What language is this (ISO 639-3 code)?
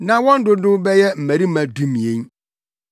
aka